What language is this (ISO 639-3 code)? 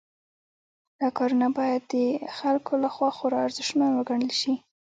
pus